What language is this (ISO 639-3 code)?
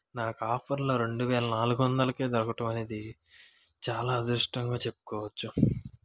tel